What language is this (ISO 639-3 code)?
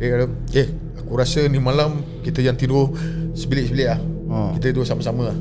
msa